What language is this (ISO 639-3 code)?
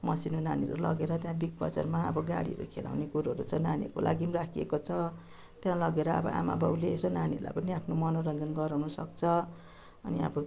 nep